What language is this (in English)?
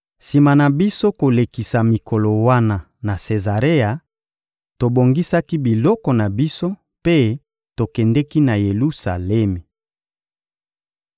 Lingala